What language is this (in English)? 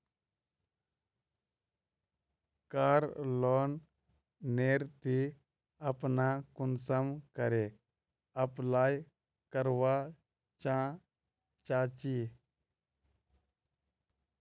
Magahi